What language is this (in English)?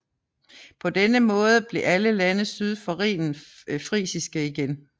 Danish